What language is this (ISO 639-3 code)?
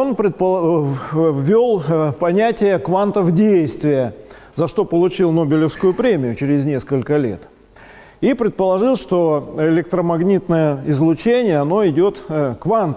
rus